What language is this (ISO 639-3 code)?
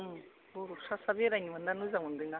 brx